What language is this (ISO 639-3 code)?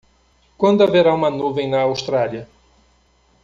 por